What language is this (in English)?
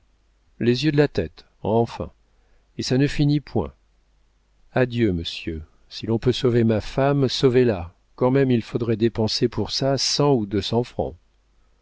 French